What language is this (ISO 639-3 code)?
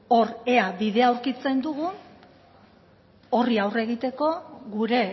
eus